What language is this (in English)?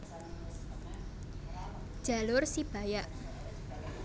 Javanese